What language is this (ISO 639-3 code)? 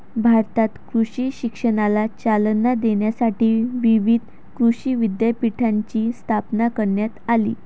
mar